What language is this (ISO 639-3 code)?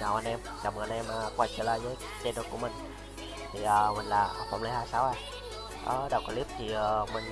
vie